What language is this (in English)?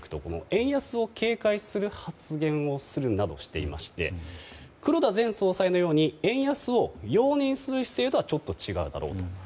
Japanese